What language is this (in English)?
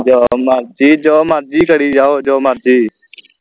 Punjabi